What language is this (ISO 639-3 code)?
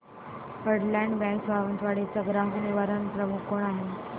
mar